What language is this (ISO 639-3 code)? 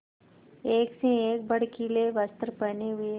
hin